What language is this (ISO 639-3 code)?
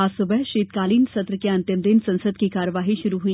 hin